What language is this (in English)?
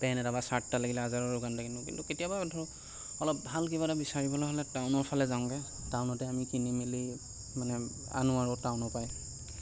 Assamese